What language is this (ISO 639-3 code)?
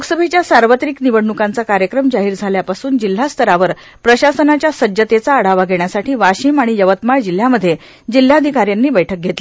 mar